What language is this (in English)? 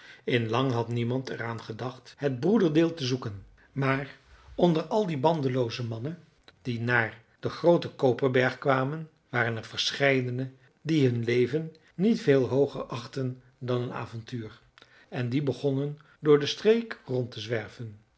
Dutch